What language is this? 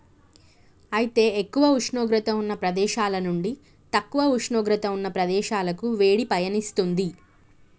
Telugu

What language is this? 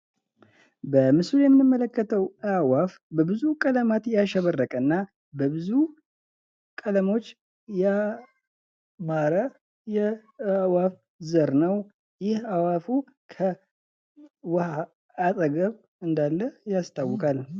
Amharic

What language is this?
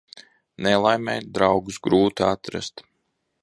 Latvian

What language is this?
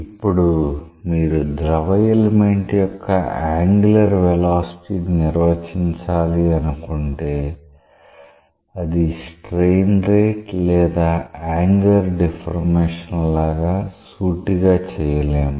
Telugu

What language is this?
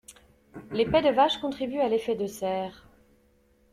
French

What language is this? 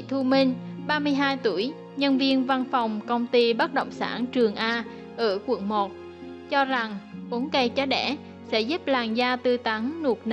Vietnamese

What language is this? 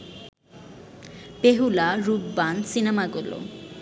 Bangla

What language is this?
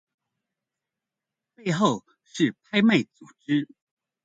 Chinese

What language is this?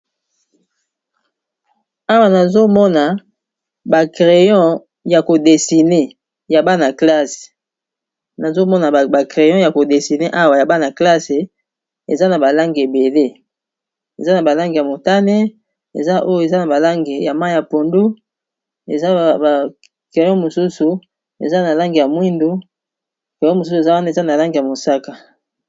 Lingala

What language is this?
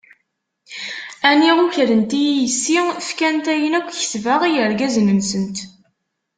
Kabyle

